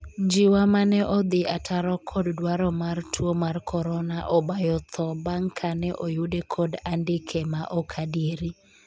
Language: Luo (Kenya and Tanzania)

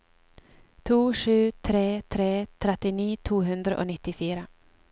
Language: Norwegian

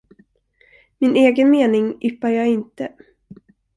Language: Swedish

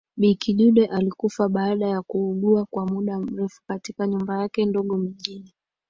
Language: Swahili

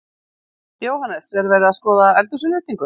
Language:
Icelandic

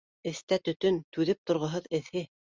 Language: Bashkir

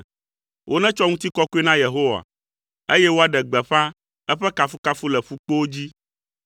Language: Ewe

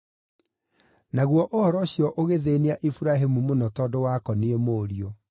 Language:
Kikuyu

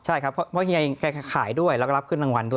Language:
Thai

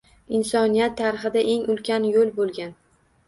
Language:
Uzbek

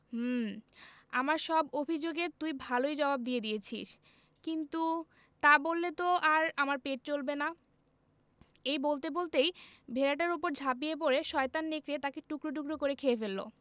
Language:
Bangla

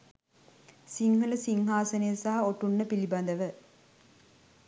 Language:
Sinhala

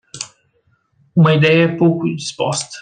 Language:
Portuguese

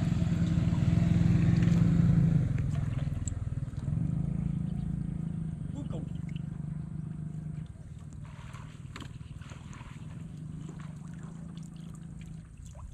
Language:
Vietnamese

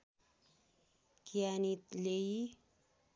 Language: Nepali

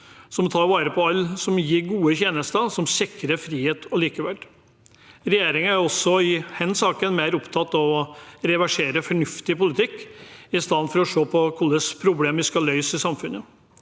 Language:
Norwegian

